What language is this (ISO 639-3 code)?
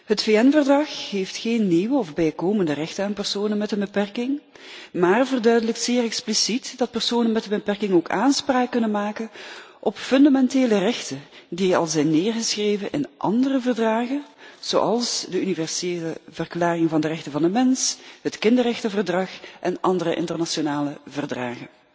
nld